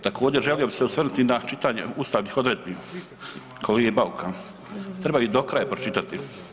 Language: Croatian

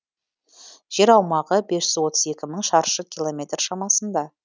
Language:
Kazakh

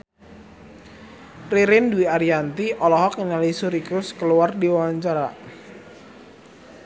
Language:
Sundanese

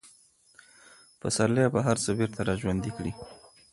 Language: Pashto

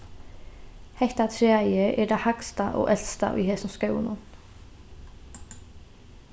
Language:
Faroese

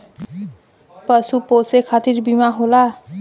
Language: Bhojpuri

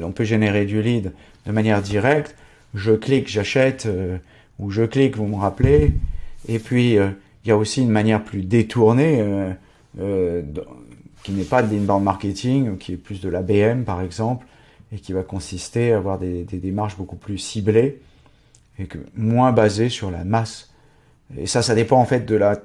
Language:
French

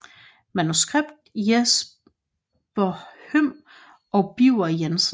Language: Danish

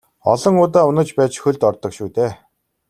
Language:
Mongolian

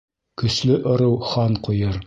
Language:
Bashkir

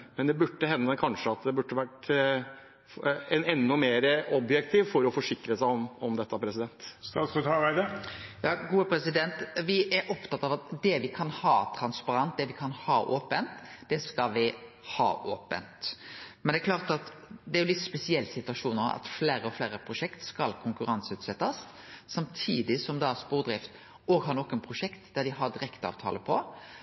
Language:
Norwegian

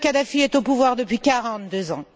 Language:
French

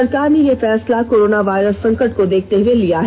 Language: Hindi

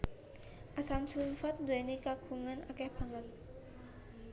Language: Javanese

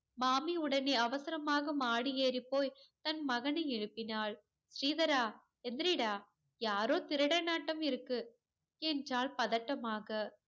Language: Tamil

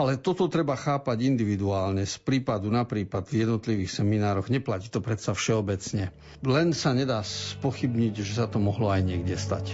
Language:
Slovak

